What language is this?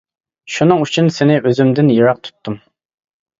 Uyghur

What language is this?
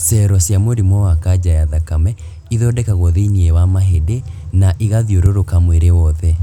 Kikuyu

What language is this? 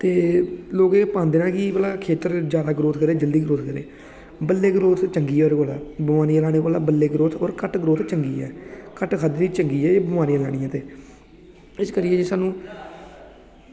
Dogri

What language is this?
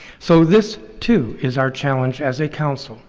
English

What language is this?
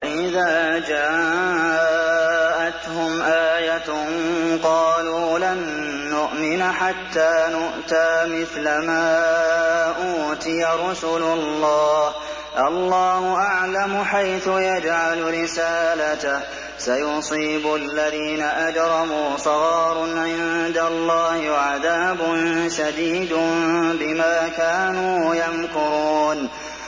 Arabic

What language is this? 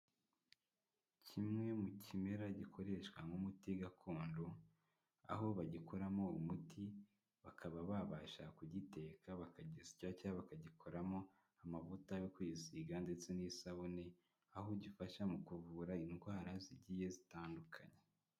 Kinyarwanda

